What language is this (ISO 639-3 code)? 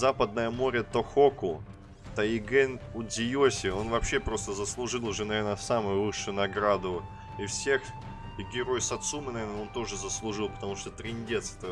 rus